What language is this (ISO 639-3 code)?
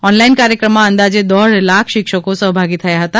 guj